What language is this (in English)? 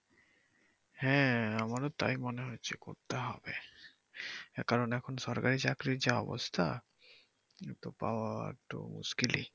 Bangla